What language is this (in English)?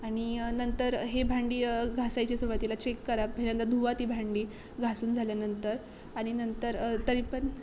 Marathi